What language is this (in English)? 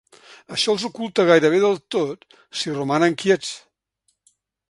Catalan